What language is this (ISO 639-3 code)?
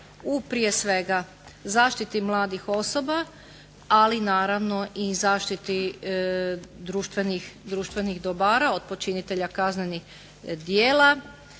hrv